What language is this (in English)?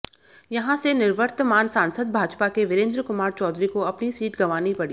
Hindi